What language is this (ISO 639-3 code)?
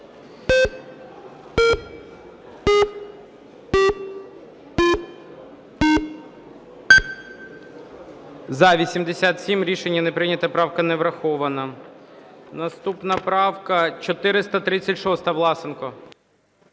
ukr